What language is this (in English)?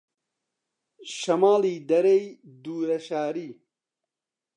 Central Kurdish